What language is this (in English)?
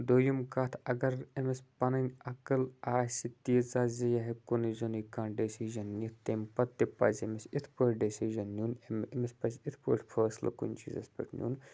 Kashmiri